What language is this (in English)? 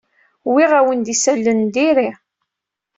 Kabyle